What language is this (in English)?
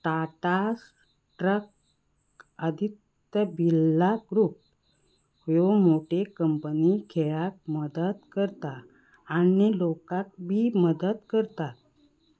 Konkani